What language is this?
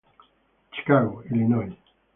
Italian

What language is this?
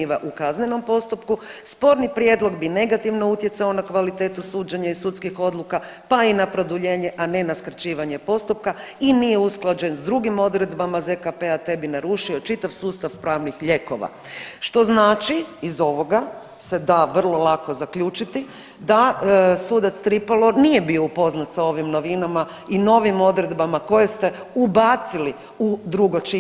Croatian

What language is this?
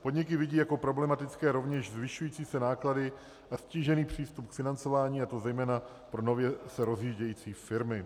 Czech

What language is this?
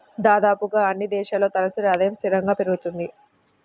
Telugu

